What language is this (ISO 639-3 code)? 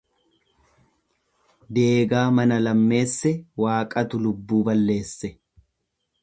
orm